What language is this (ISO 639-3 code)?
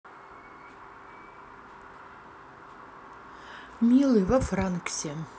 rus